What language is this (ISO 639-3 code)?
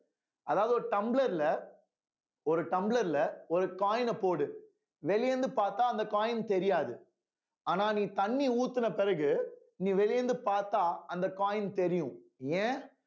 tam